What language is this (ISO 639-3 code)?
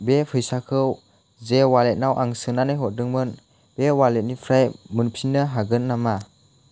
brx